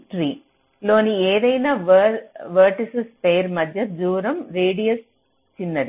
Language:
Telugu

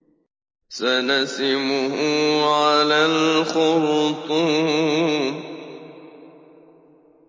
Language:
Arabic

